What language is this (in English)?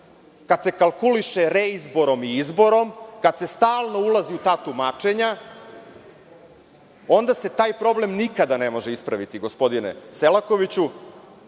Serbian